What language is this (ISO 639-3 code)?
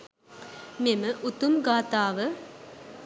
sin